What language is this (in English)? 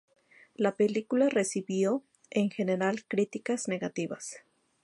Spanish